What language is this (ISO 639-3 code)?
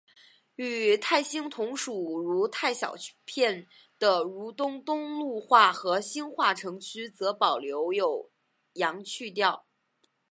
zho